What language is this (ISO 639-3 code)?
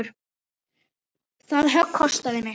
isl